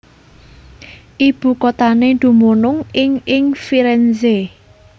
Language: Javanese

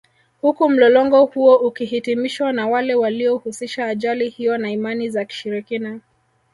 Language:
Swahili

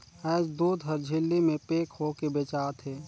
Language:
Chhattisgarhi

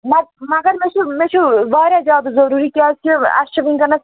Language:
Kashmiri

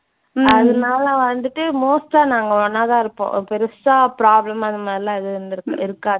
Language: Tamil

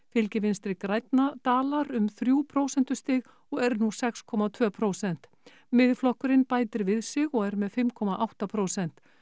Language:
Icelandic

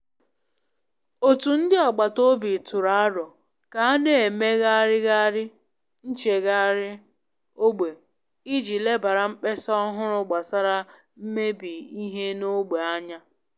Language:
Igbo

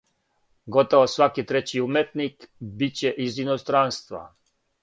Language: Serbian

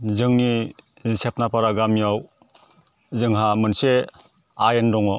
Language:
Bodo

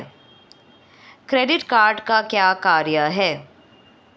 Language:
Hindi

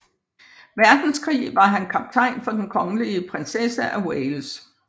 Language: Danish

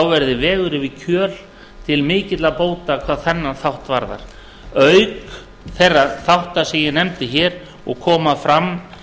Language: Icelandic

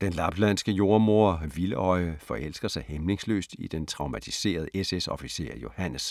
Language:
Danish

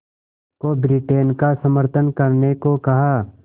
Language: Hindi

